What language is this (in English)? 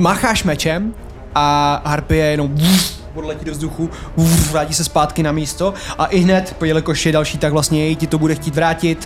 Czech